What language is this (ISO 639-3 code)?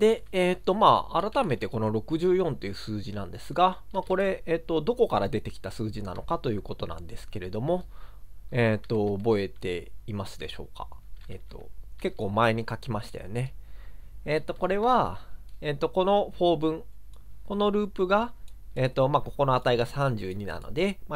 jpn